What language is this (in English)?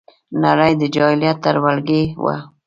Pashto